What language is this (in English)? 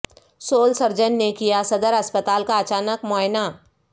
Urdu